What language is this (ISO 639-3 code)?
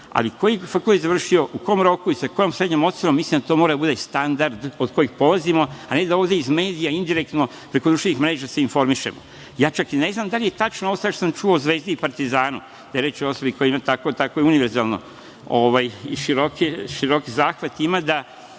srp